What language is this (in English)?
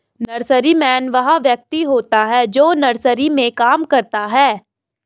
Hindi